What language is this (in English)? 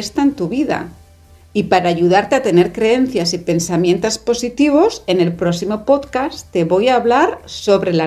Spanish